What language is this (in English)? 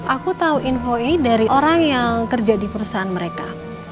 Indonesian